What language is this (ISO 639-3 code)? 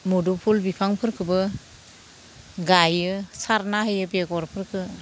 brx